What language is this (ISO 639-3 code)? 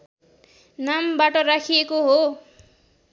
nep